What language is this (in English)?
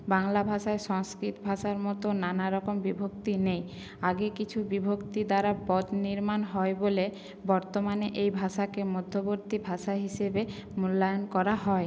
Bangla